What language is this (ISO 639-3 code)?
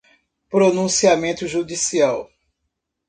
por